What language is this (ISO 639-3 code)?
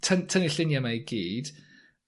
cym